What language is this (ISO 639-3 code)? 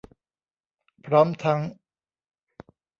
tha